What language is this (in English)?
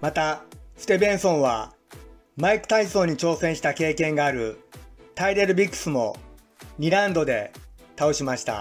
Japanese